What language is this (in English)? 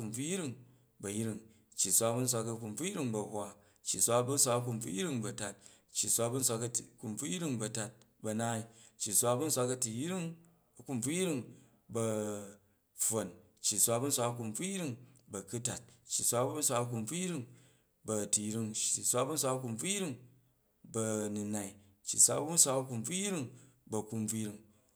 Jju